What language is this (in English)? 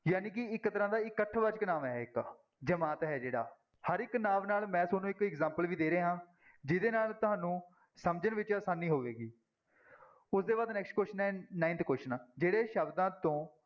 Punjabi